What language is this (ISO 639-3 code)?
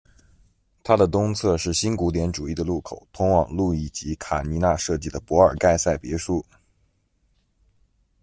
zho